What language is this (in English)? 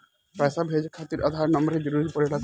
Bhojpuri